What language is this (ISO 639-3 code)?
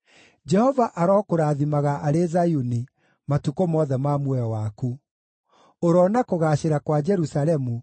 kik